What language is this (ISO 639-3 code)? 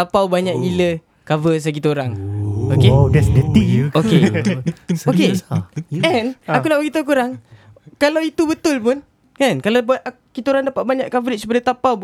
msa